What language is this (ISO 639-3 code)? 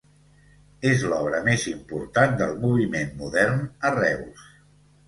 cat